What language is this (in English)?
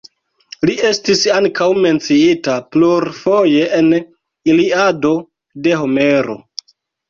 Esperanto